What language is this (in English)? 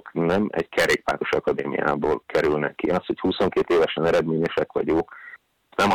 Hungarian